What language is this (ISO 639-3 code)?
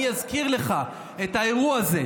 heb